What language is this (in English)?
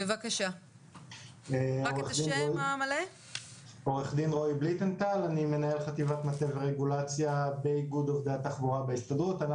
Hebrew